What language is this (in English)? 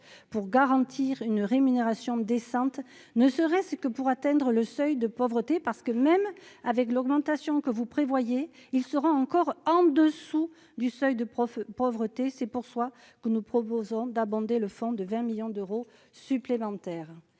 French